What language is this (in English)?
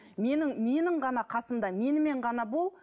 Kazakh